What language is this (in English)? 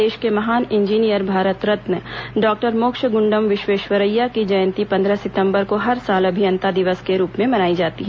Hindi